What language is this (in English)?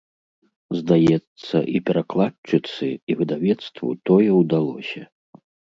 Belarusian